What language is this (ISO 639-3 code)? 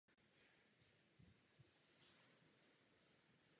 ces